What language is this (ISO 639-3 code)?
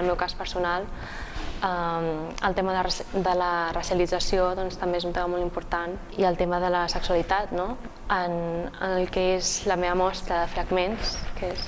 cat